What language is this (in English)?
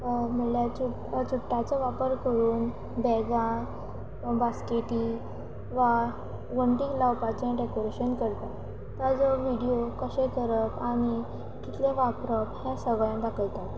Konkani